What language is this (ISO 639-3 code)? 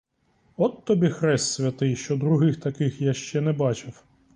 ukr